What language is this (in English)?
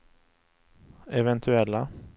Swedish